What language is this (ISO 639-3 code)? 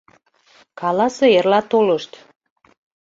chm